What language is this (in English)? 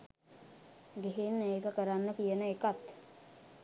Sinhala